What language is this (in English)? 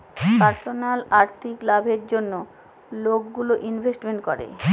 Bangla